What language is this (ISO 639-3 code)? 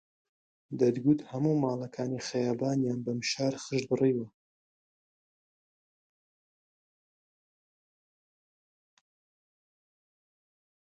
ckb